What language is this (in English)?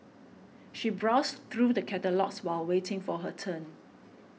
English